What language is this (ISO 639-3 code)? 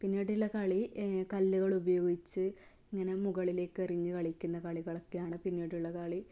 mal